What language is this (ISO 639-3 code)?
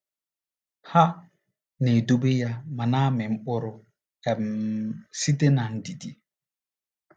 ibo